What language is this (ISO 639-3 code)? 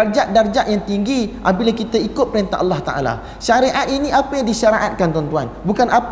msa